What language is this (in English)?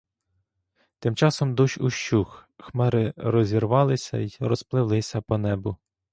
Ukrainian